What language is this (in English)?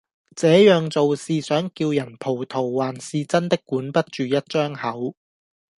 Cantonese